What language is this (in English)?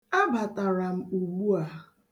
Igbo